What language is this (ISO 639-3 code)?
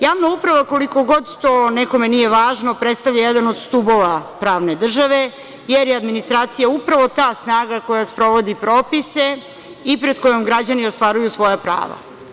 srp